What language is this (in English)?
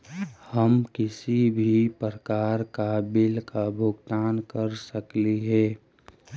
Magahi